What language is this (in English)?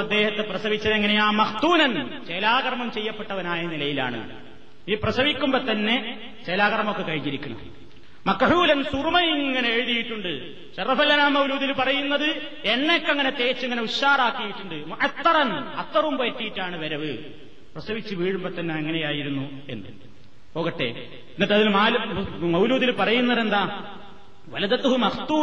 Malayalam